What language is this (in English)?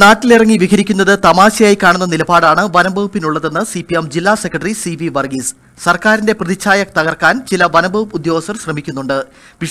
Thai